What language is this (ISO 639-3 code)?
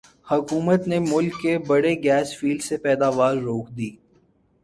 urd